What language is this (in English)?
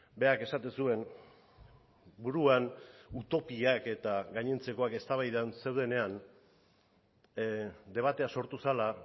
Basque